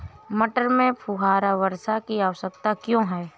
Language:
Hindi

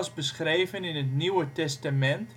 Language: Dutch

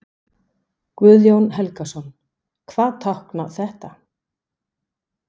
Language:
Icelandic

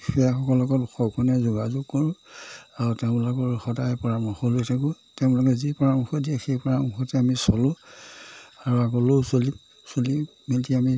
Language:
Assamese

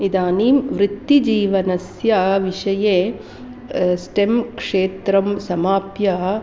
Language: Sanskrit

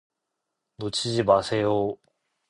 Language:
Korean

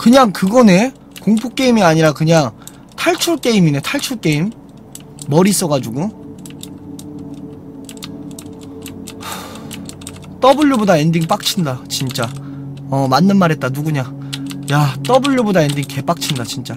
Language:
Korean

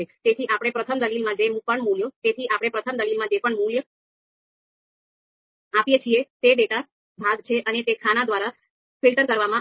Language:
Gujarati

